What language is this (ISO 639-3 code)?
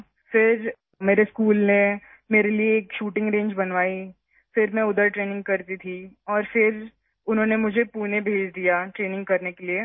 urd